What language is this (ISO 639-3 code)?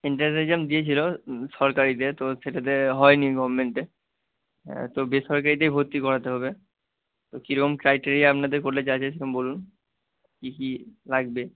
ben